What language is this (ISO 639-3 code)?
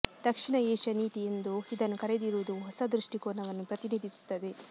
kan